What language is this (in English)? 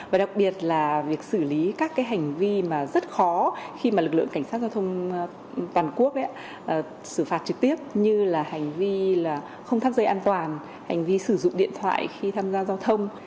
Vietnamese